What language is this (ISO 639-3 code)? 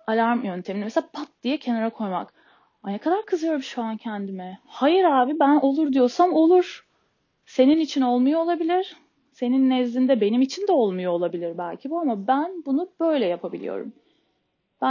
tur